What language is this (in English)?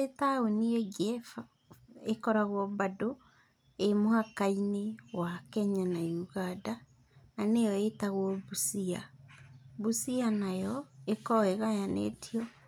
Kikuyu